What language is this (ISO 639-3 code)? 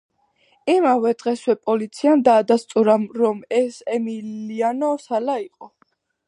kat